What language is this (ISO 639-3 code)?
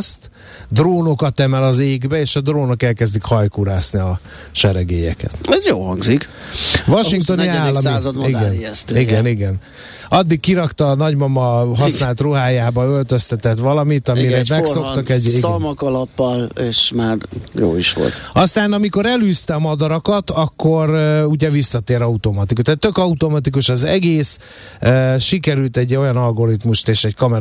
hun